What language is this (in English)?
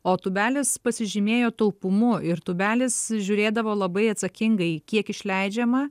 Lithuanian